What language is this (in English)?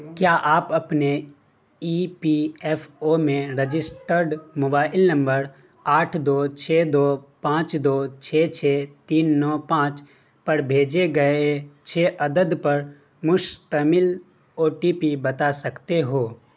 Urdu